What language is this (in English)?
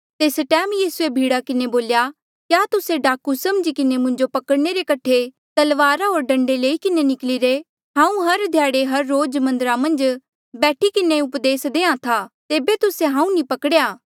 Mandeali